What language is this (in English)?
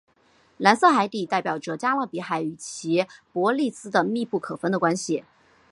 Chinese